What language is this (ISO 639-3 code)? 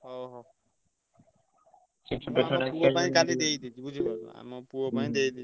ori